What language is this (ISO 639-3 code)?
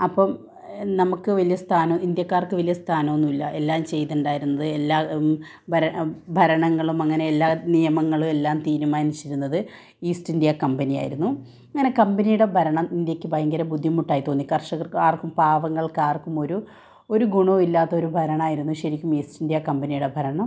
mal